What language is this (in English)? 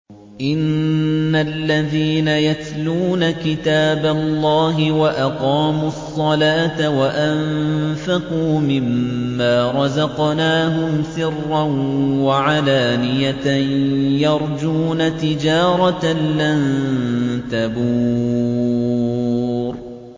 Arabic